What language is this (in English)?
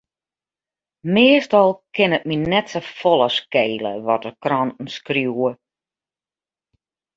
Western Frisian